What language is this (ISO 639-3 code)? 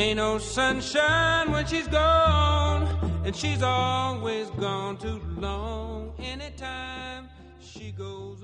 kor